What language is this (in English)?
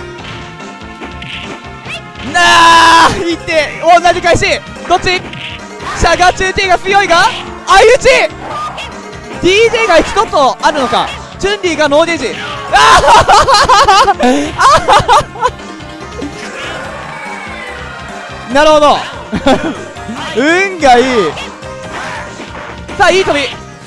Japanese